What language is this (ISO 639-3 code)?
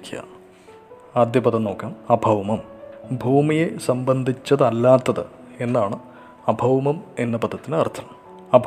mal